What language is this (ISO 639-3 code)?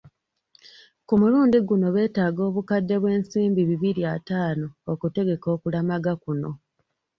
lug